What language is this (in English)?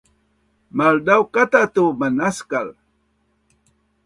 Bunun